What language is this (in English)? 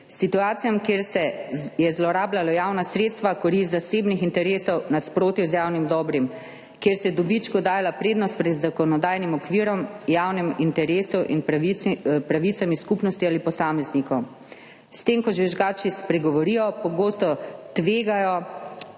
Slovenian